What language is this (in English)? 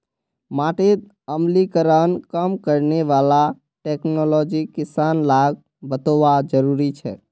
Magahi